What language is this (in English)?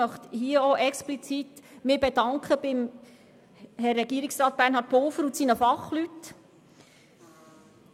Swiss German